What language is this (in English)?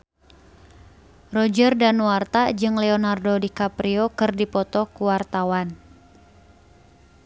Sundanese